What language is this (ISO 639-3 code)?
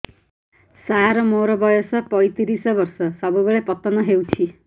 ori